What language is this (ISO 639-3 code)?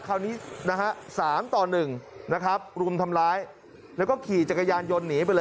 tha